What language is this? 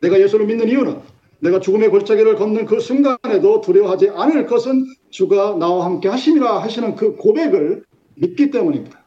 Korean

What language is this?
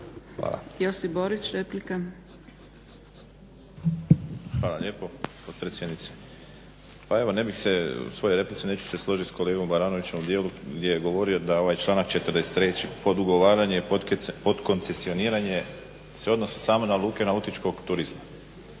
Croatian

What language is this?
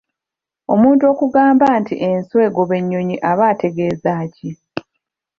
Ganda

